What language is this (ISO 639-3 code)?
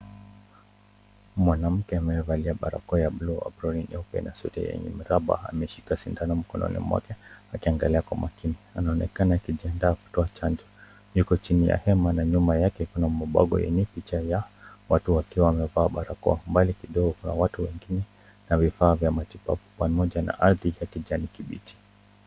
swa